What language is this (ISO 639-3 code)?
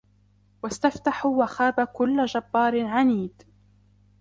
ara